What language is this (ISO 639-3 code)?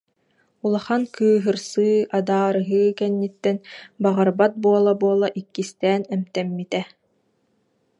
sah